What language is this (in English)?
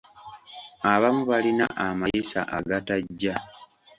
Ganda